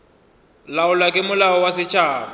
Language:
Northern Sotho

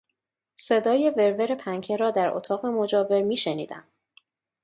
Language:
Persian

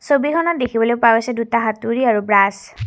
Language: Assamese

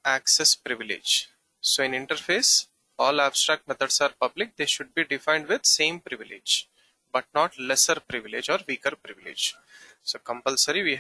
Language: English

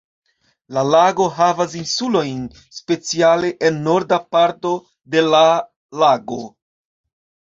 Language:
Esperanto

